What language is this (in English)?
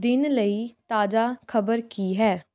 Punjabi